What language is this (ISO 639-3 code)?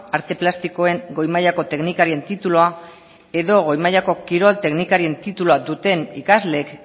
eus